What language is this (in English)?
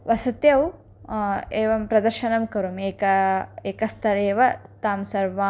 Sanskrit